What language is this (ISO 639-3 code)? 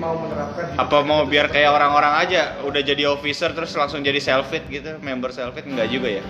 ind